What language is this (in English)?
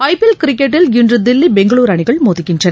Tamil